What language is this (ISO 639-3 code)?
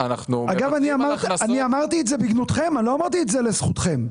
heb